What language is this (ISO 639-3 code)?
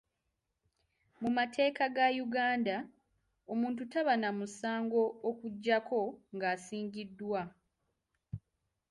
lug